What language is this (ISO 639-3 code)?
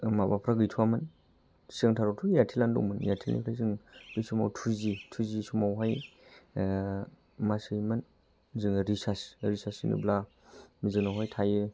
brx